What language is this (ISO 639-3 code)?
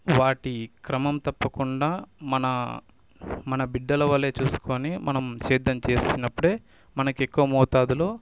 tel